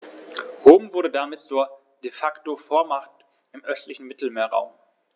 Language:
German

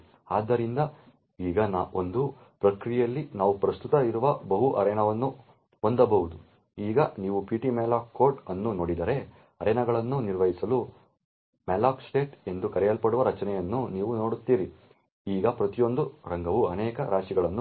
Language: Kannada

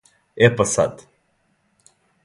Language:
Serbian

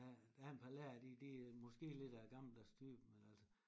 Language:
Danish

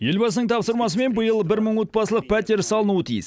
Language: Kazakh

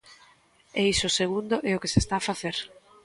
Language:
Galician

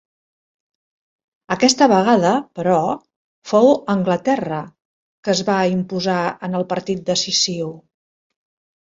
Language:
Catalan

